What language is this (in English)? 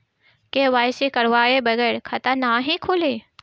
Bhojpuri